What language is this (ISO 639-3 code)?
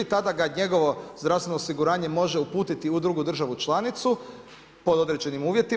hrv